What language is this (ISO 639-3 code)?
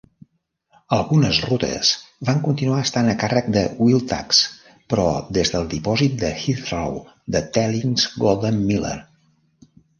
cat